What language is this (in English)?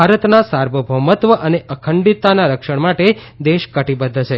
Gujarati